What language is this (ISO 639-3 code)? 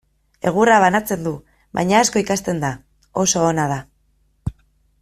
eus